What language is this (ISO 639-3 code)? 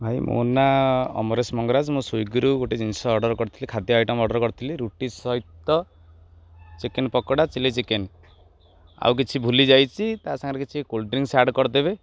ori